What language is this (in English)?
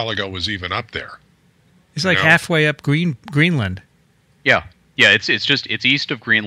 English